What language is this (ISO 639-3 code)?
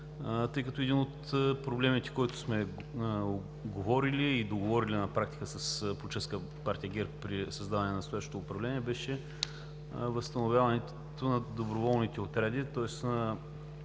bul